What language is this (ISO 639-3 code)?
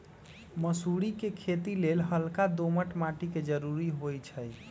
mag